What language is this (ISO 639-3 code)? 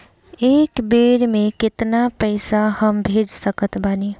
bho